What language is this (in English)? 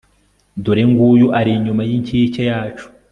Kinyarwanda